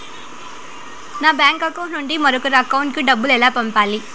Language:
Telugu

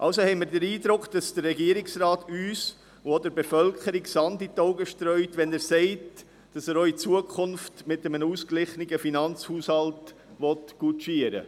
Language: Swiss German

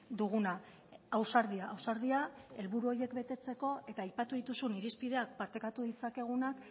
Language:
Basque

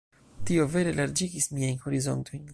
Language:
Esperanto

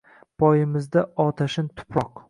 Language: Uzbek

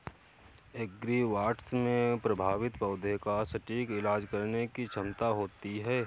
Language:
Hindi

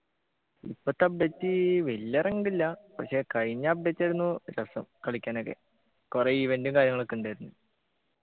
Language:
Malayalam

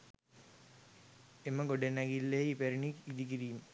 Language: Sinhala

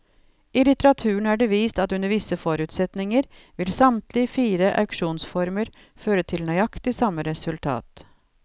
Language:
Norwegian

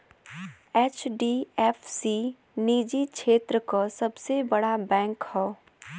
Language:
Bhojpuri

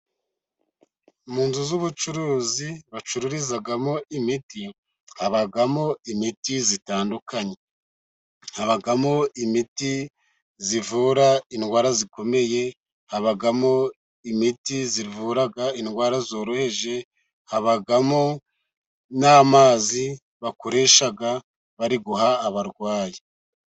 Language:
Kinyarwanda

